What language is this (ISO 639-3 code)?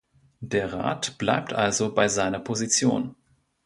deu